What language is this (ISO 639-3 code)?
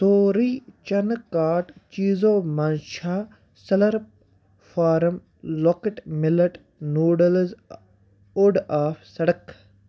kas